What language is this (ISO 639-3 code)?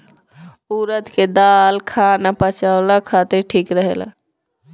bho